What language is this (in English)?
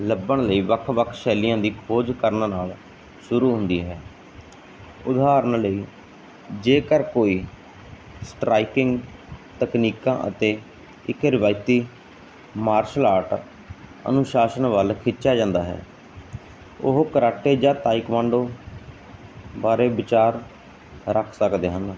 Punjabi